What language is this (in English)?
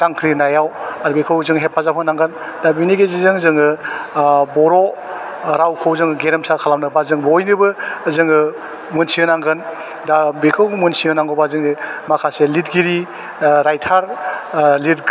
Bodo